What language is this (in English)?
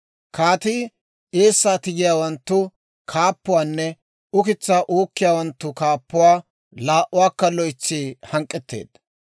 Dawro